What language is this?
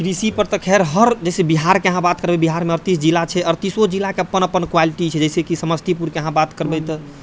Maithili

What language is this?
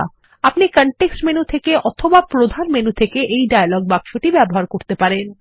Bangla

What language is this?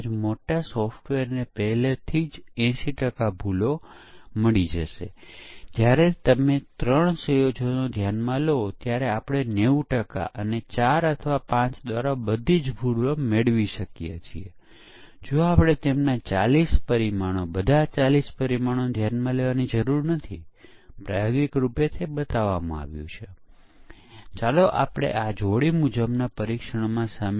Gujarati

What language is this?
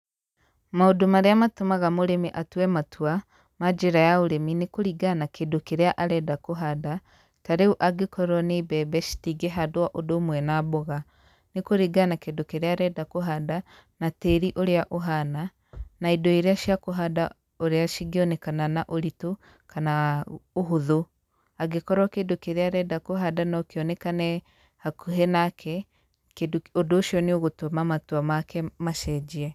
Kikuyu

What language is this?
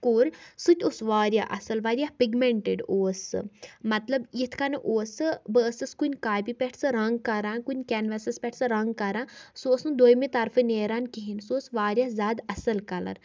Kashmiri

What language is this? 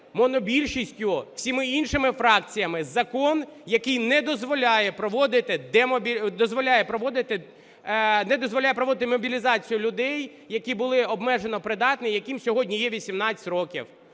Ukrainian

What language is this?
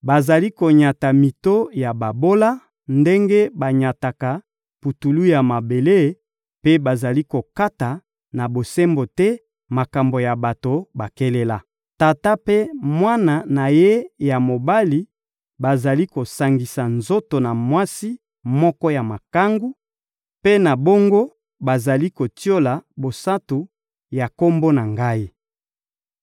Lingala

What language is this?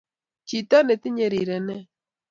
Kalenjin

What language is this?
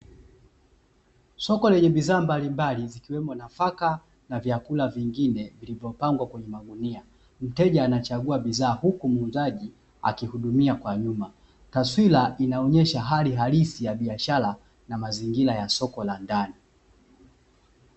Swahili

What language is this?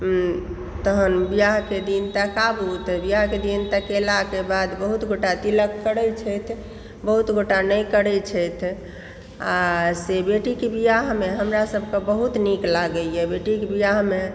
Maithili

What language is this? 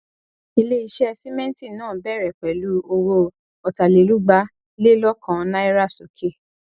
Yoruba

